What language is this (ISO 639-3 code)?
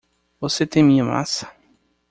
por